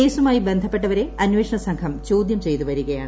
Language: Malayalam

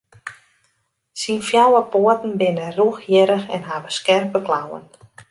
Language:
Western Frisian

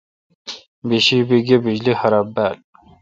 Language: Kalkoti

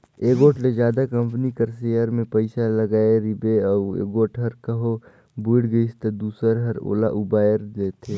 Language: Chhattisgarhi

